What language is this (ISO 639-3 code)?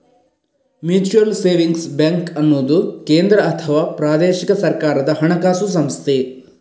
kan